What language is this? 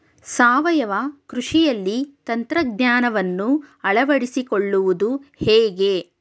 Kannada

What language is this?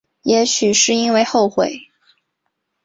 Chinese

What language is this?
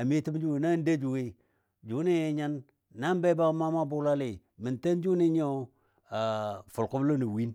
Dadiya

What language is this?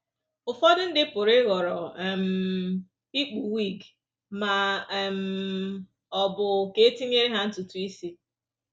Igbo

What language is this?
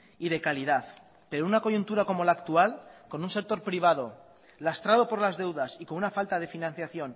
Spanish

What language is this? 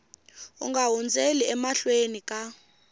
Tsonga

